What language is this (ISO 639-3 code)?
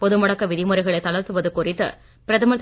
tam